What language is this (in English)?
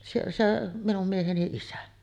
Finnish